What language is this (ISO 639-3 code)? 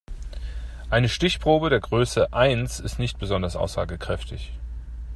deu